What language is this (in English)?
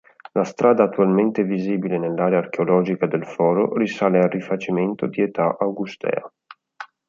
Italian